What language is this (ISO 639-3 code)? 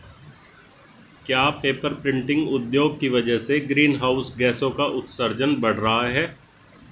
hin